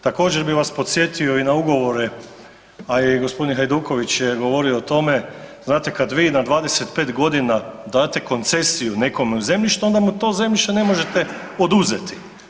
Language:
Croatian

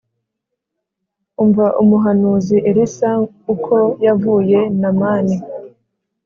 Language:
Kinyarwanda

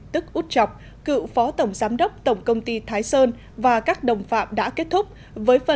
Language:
Vietnamese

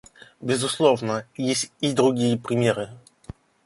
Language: Russian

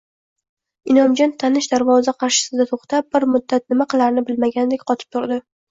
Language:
Uzbek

